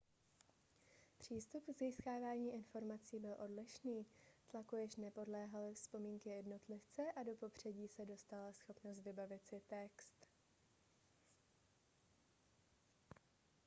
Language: Czech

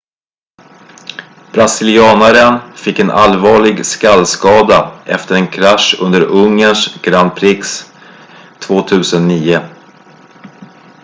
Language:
Swedish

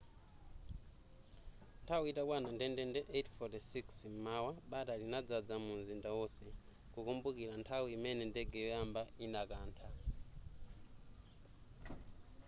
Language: Nyanja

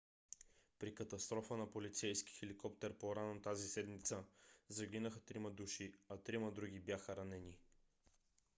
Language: Bulgarian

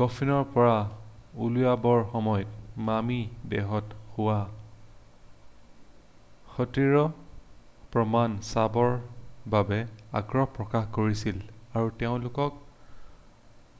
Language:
Assamese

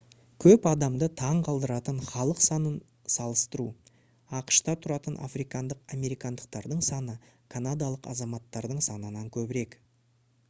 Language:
Kazakh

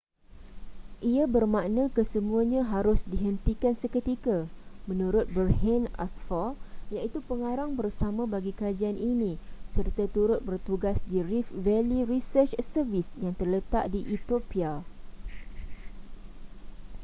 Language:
Malay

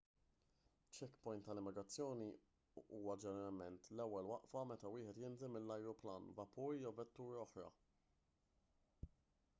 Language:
Maltese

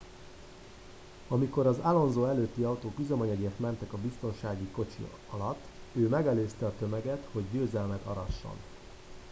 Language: Hungarian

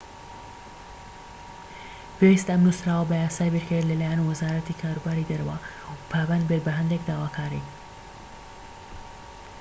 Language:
Central Kurdish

